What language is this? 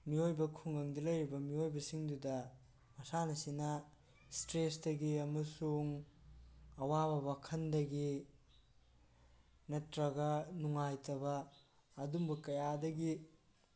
Manipuri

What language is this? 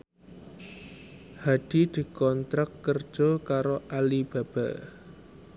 Javanese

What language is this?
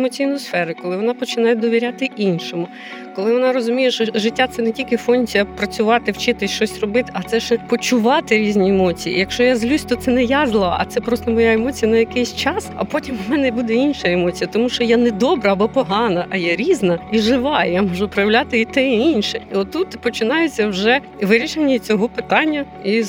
Ukrainian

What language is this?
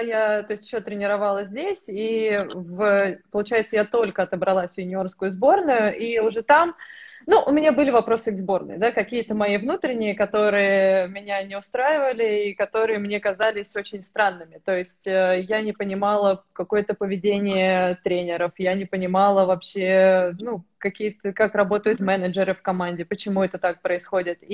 Russian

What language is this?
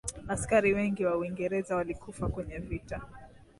Swahili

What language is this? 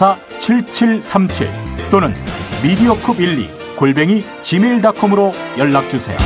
Korean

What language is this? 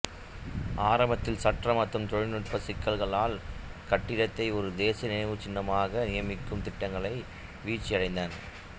Tamil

